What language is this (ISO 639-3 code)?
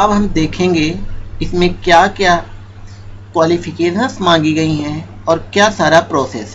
hin